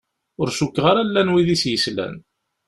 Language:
Kabyle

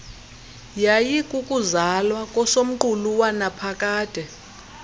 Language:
Xhosa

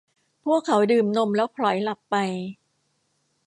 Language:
Thai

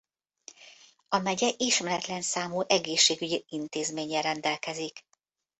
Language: Hungarian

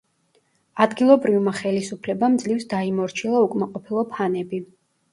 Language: Georgian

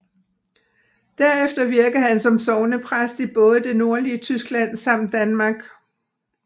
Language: Danish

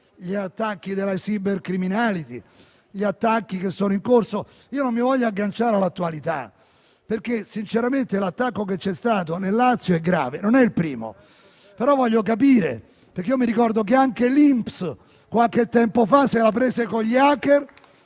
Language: Italian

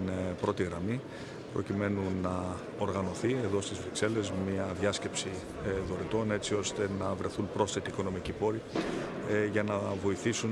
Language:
Greek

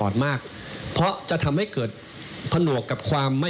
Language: Thai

